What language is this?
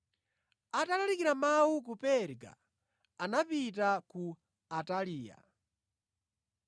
Nyanja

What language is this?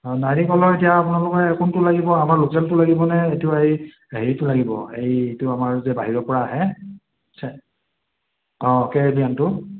Assamese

